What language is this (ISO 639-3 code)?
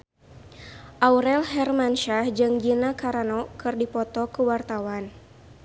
sun